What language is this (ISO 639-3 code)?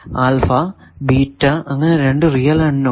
mal